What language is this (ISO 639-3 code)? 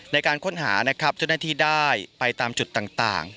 tha